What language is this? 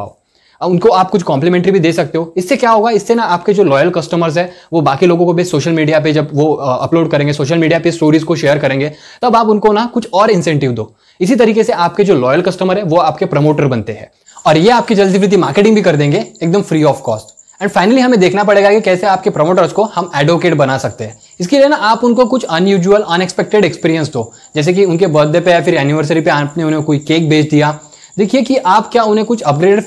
Hindi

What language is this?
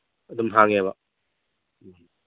Manipuri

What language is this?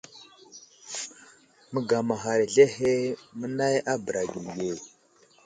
Wuzlam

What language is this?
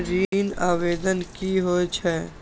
Maithili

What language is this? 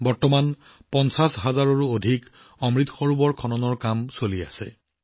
Assamese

